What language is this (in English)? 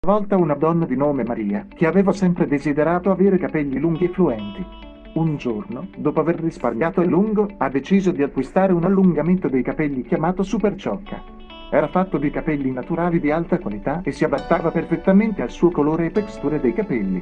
Italian